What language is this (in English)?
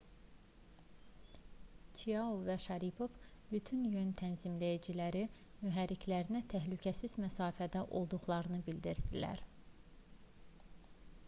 Azerbaijani